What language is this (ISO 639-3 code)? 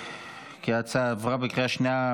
heb